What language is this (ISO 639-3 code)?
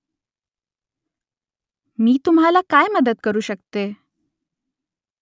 mar